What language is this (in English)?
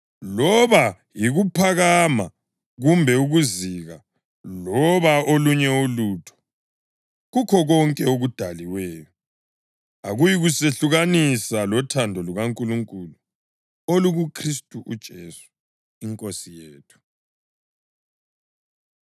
North Ndebele